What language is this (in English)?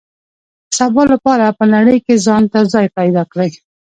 Pashto